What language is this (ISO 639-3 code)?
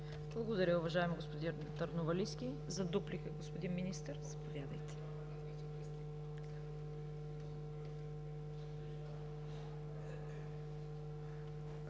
bul